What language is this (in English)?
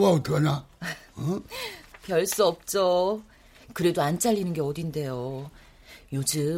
Korean